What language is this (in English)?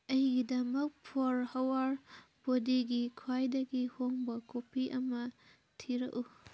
Manipuri